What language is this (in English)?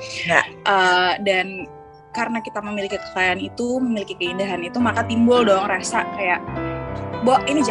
Indonesian